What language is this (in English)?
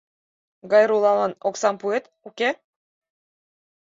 Mari